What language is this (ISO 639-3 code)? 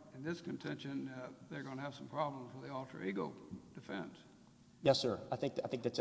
eng